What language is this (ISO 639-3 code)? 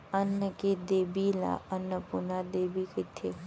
hne